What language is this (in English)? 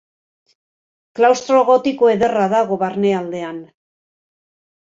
Basque